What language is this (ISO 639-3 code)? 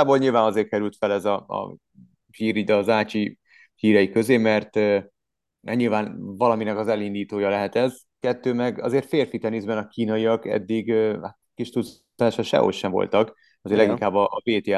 hun